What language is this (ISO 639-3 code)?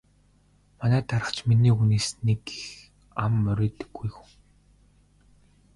mon